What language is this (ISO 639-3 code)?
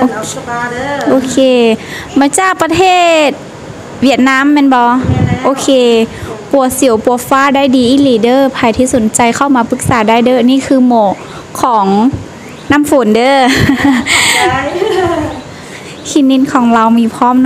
tha